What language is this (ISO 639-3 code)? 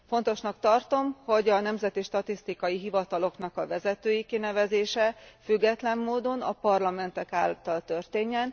hun